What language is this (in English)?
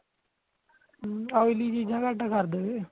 Punjabi